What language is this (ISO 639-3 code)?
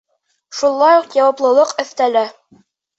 bak